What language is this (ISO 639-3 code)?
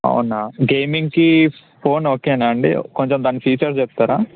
tel